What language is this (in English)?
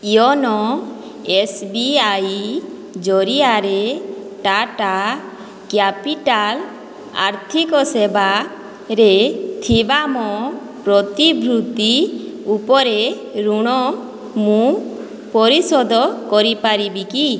Odia